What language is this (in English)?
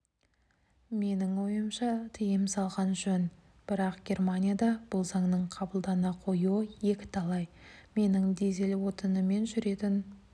Kazakh